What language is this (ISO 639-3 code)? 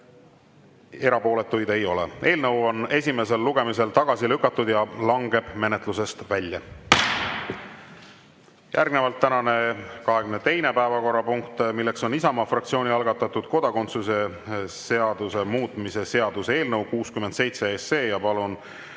est